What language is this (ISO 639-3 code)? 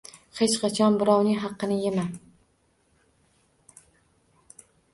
uzb